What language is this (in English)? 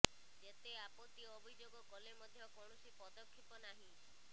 Odia